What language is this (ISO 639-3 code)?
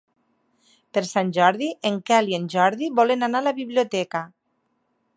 cat